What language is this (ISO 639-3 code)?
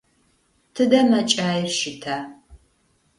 ady